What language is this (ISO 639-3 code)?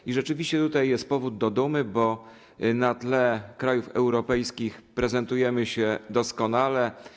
pol